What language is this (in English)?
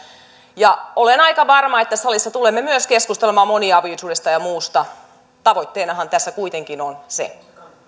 Finnish